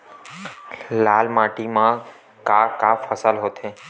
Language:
Chhattisgarhi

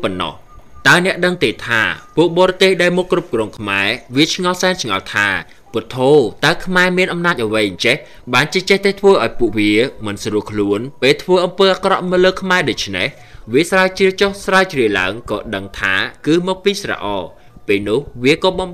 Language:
Thai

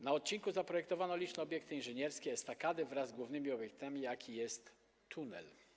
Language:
Polish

